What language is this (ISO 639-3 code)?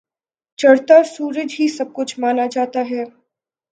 urd